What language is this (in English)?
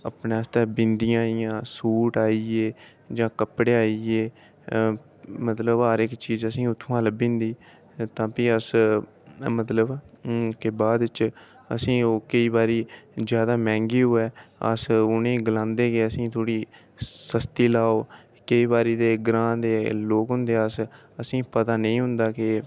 Dogri